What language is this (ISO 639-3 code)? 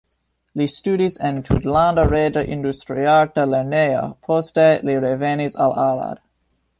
epo